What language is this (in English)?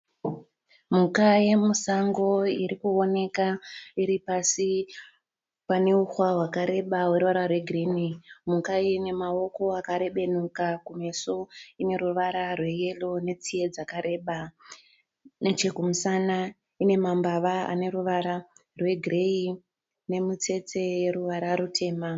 Shona